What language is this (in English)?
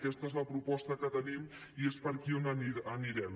Catalan